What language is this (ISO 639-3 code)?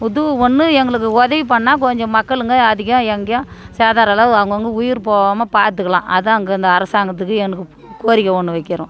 tam